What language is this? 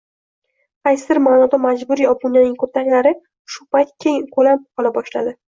Uzbek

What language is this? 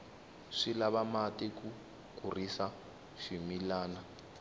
Tsonga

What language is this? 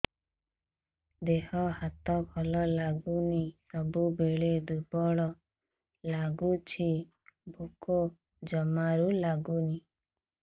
Odia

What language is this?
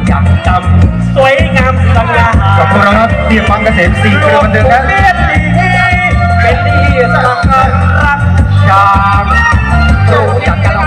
Thai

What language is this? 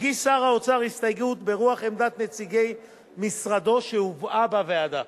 Hebrew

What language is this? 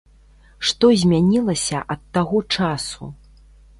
Belarusian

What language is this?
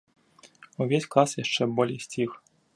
Belarusian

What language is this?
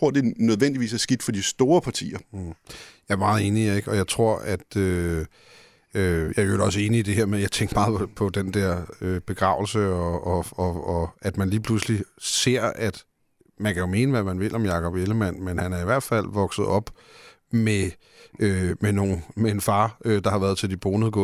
Danish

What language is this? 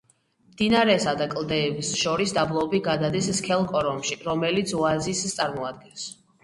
Georgian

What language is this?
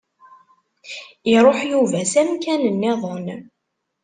Kabyle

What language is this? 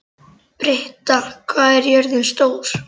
Icelandic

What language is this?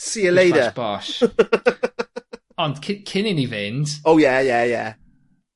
Welsh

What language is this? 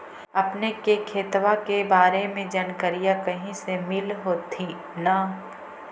Magahi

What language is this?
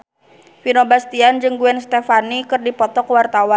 Sundanese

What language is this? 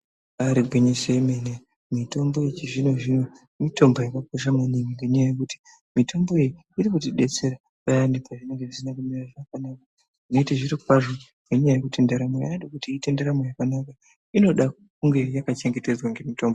Ndau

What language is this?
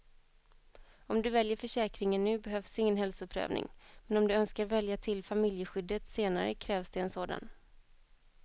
Swedish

